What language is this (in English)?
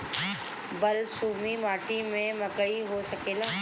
Bhojpuri